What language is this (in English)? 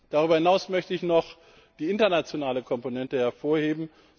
German